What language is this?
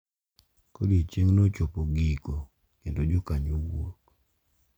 Luo (Kenya and Tanzania)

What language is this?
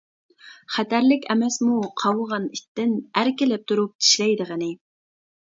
Uyghur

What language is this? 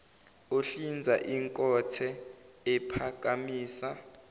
Zulu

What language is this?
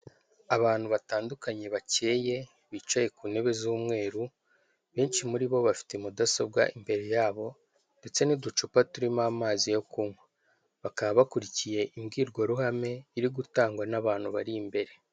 Kinyarwanda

